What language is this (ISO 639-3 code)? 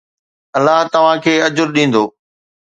snd